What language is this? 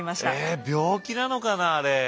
Japanese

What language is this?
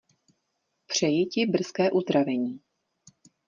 Czech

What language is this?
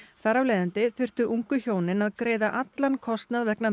Icelandic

